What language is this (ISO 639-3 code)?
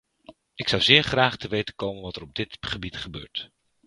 nld